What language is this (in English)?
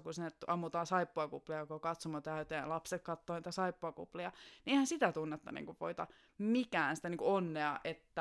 Finnish